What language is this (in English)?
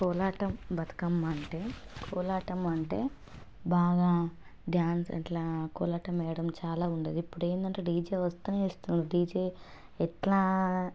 Telugu